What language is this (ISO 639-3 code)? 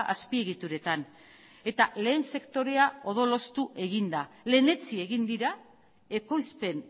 eus